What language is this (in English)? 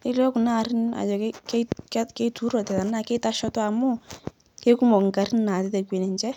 Masai